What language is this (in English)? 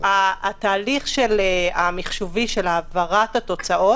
Hebrew